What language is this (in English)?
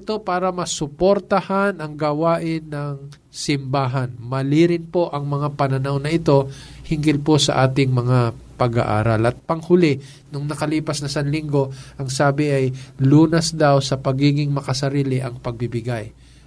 Filipino